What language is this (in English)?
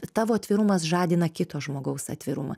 Lithuanian